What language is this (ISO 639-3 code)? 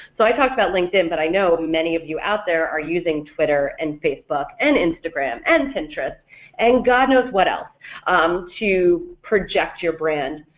eng